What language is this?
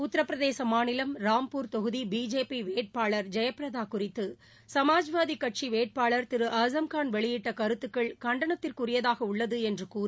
Tamil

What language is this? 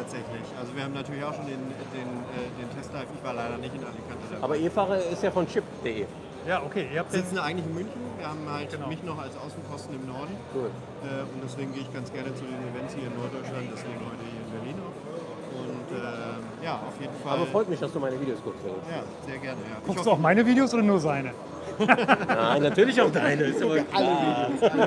German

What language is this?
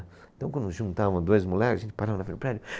Portuguese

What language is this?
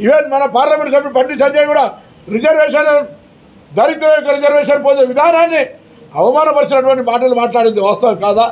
Telugu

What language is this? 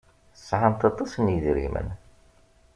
Kabyle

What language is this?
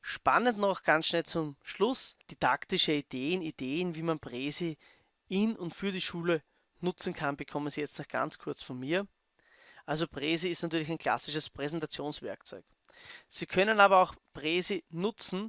German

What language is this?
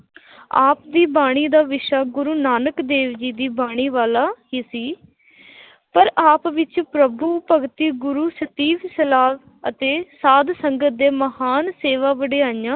Punjabi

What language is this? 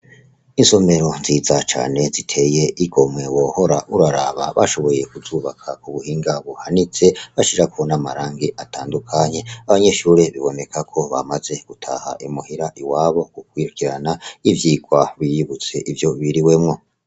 Rundi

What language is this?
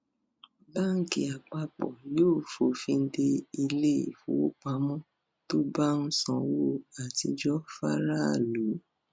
Yoruba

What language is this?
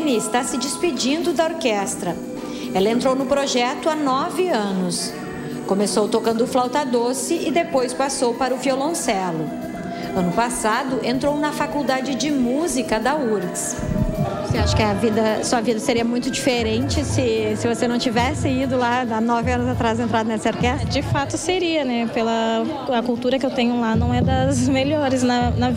Portuguese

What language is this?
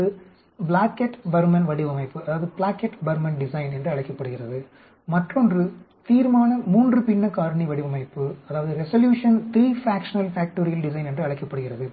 Tamil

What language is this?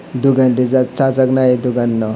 Kok Borok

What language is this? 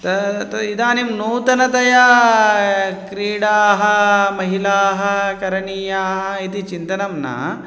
Sanskrit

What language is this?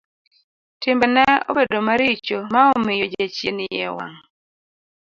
Luo (Kenya and Tanzania)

